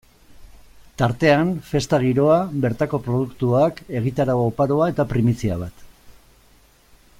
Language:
Basque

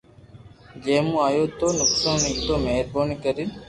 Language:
Loarki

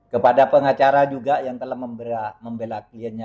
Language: Indonesian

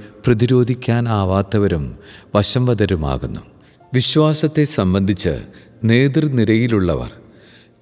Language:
Malayalam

